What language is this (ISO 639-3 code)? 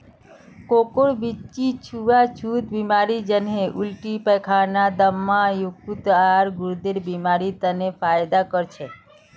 mag